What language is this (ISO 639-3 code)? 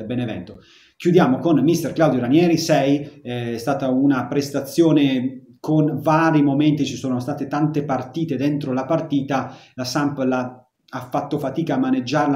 ita